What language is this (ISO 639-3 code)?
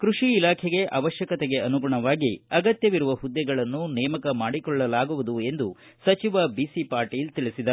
kan